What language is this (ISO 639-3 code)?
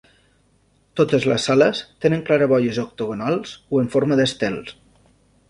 cat